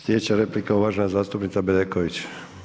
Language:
Croatian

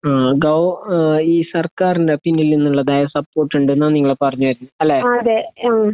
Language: Malayalam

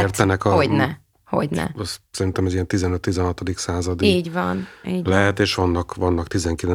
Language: Hungarian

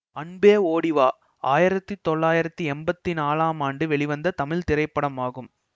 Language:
Tamil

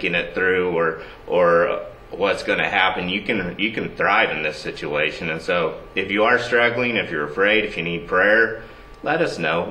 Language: English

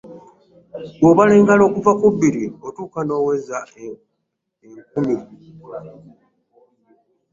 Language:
Ganda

